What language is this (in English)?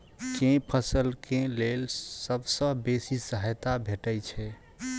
Maithili